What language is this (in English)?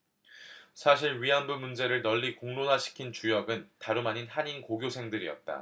Korean